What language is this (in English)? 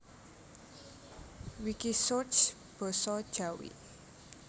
Javanese